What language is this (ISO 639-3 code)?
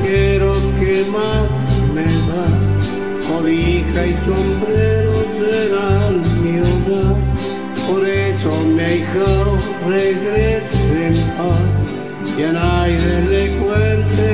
ron